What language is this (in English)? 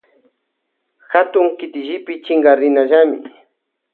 Loja Highland Quichua